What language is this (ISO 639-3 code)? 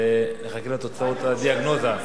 heb